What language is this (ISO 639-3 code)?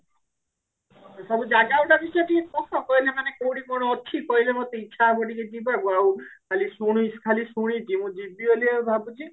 ori